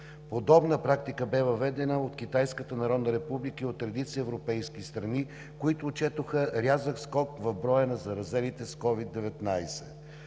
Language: Bulgarian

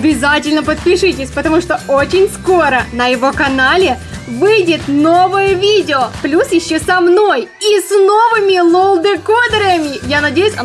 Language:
Russian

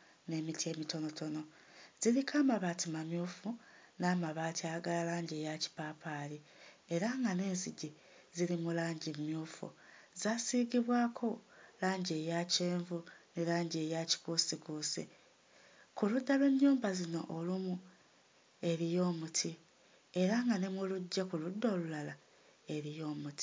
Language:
Ganda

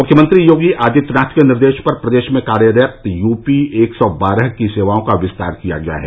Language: Hindi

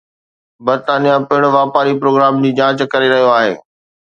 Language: Sindhi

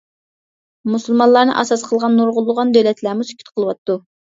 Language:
Uyghur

